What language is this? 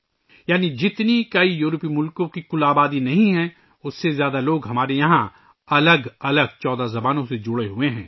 Urdu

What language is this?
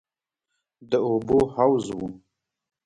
Pashto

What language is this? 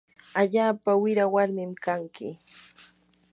Yanahuanca Pasco Quechua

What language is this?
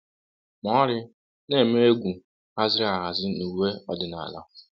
Igbo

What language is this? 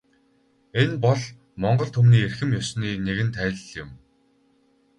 Mongolian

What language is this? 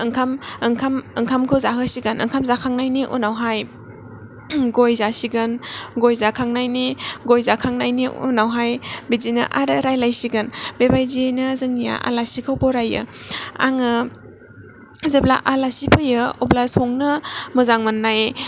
Bodo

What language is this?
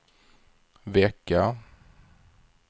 Swedish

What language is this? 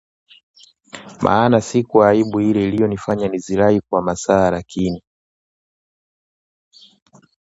Swahili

